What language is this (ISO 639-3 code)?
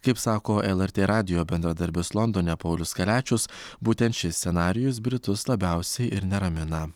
lit